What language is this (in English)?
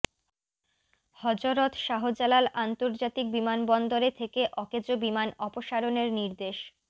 Bangla